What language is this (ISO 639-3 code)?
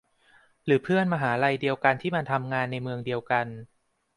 tha